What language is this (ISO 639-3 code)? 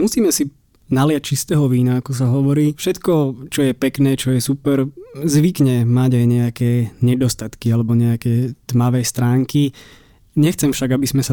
slk